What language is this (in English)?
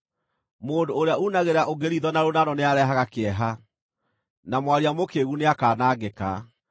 Kikuyu